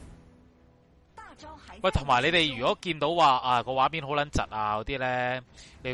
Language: Chinese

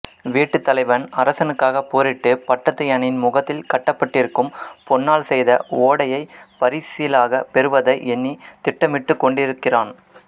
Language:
Tamil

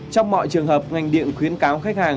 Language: Vietnamese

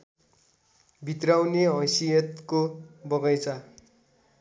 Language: Nepali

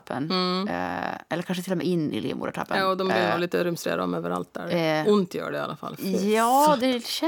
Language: Swedish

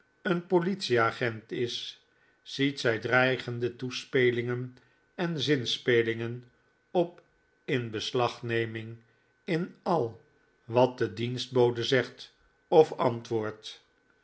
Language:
Dutch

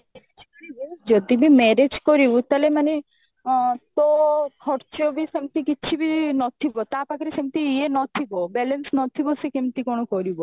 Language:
Odia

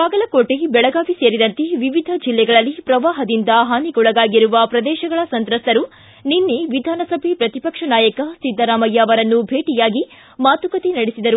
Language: Kannada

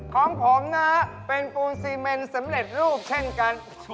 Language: Thai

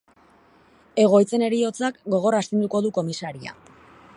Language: Basque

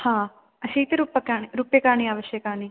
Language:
Sanskrit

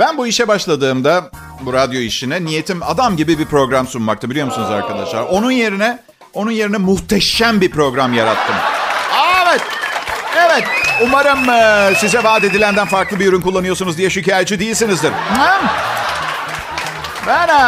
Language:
Turkish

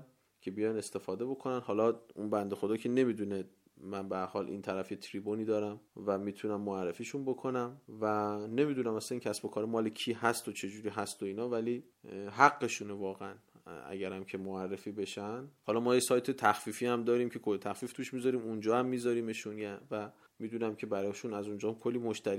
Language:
Persian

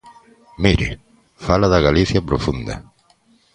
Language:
Galician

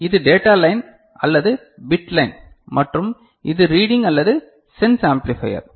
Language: Tamil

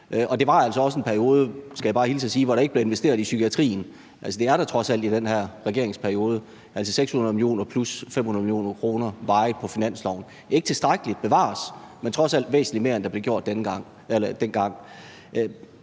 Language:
Danish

